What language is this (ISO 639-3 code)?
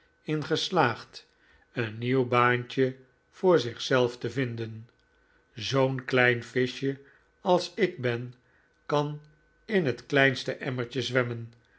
nld